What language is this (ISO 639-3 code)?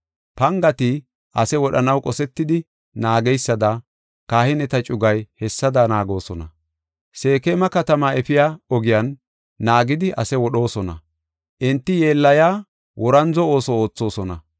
gof